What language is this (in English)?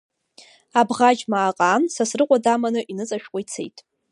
Abkhazian